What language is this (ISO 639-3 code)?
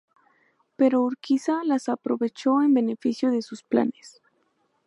spa